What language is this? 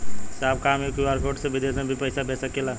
Bhojpuri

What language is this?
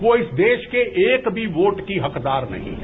Hindi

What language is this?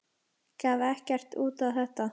Icelandic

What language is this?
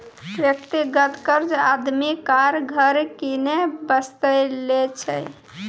Maithili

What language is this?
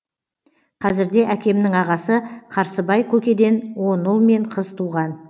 Kazakh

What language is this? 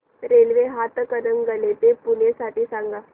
Marathi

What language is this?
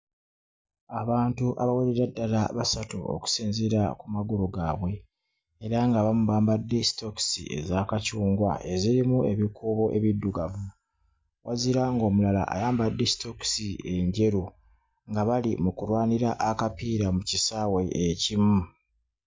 Ganda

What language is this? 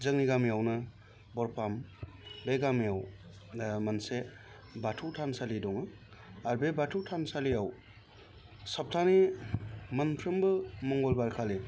Bodo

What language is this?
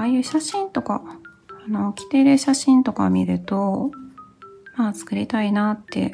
Japanese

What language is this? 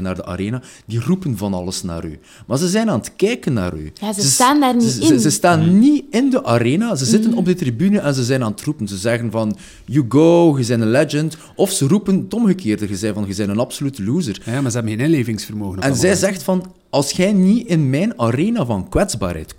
Dutch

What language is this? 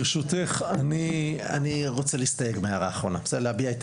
Hebrew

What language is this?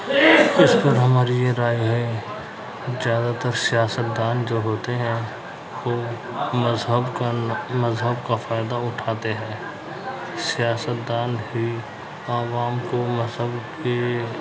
Urdu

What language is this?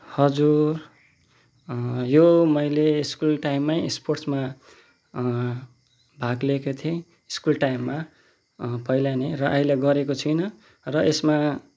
Nepali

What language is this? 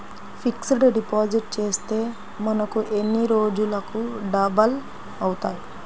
Telugu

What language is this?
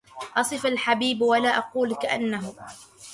Arabic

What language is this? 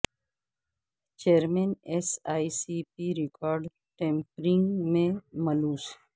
Urdu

